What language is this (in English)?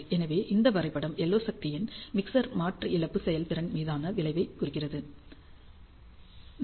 Tamil